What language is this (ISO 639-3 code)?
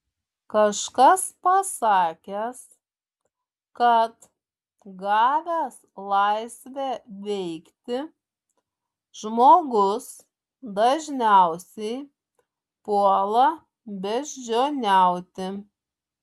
lit